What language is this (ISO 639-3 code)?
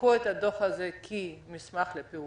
heb